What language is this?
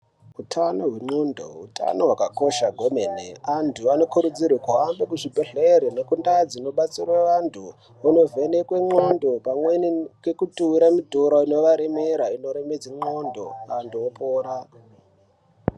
Ndau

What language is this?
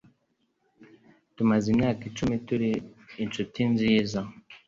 Kinyarwanda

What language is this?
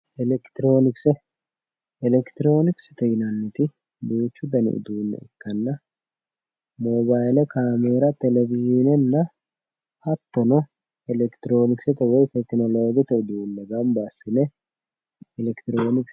Sidamo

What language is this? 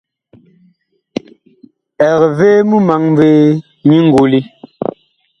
Bakoko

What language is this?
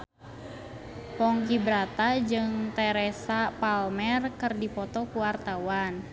Sundanese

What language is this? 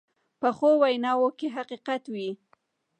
Pashto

